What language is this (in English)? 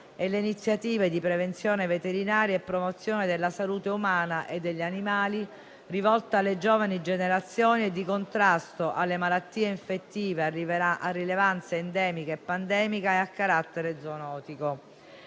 Italian